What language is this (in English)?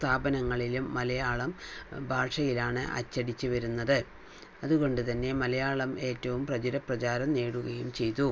Malayalam